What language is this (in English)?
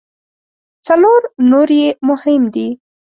Pashto